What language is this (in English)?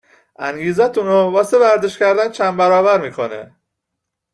Persian